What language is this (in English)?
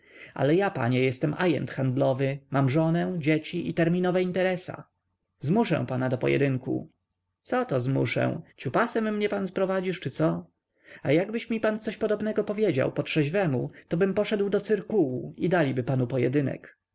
Polish